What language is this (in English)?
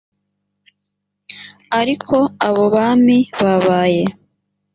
Kinyarwanda